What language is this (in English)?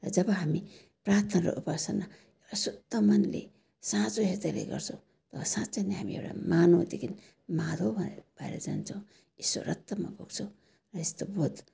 Nepali